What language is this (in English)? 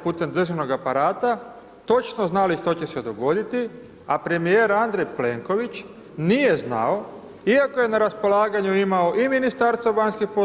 Croatian